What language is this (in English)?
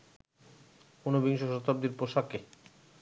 Bangla